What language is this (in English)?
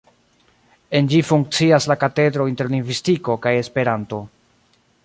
Esperanto